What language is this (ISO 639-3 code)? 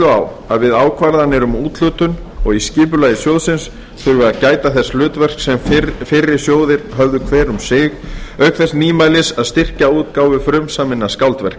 isl